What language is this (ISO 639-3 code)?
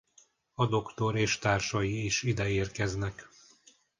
hun